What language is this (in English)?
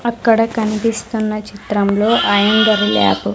Telugu